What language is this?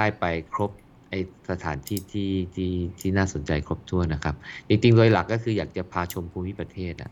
Thai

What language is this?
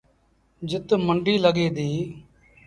Sindhi Bhil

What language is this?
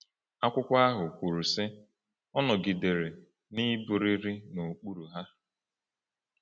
Igbo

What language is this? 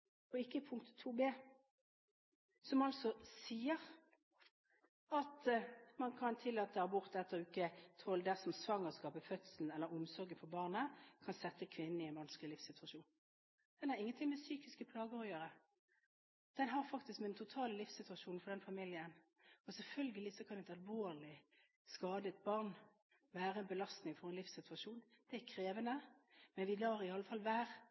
Norwegian Bokmål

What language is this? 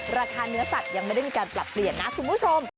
Thai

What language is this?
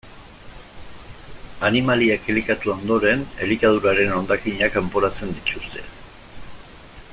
Basque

